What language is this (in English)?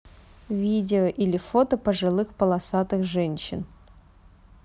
Russian